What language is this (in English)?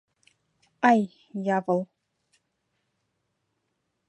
Mari